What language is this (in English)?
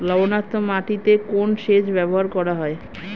Bangla